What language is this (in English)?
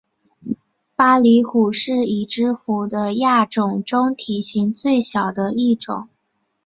Chinese